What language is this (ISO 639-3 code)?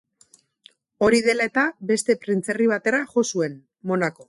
eus